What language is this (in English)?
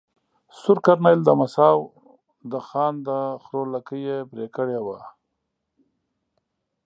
Pashto